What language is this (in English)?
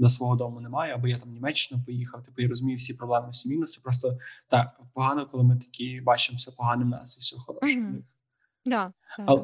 Ukrainian